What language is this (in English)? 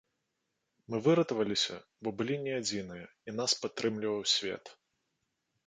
Belarusian